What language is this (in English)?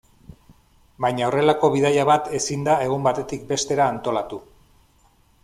Basque